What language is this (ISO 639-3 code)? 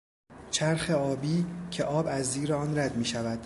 fas